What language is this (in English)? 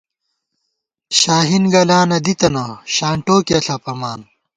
Gawar-Bati